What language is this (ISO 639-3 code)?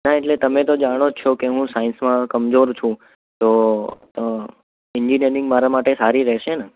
guj